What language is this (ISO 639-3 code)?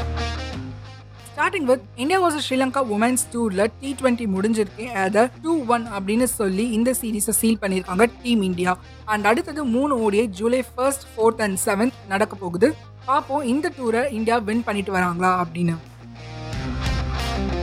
tam